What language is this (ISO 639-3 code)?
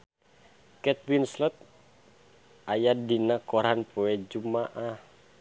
sun